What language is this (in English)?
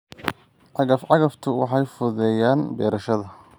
Somali